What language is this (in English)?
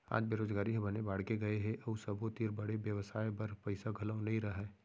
Chhattisgarhi